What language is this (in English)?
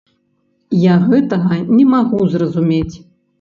Belarusian